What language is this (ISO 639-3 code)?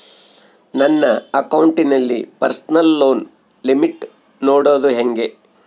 kan